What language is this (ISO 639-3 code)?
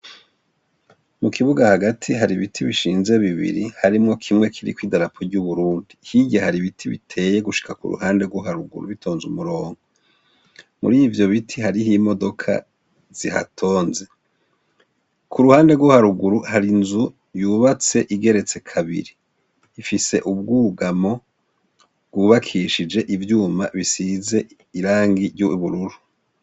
run